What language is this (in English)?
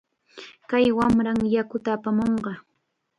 Chiquián Ancash Quechua